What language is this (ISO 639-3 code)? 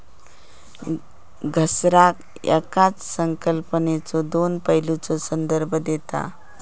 mar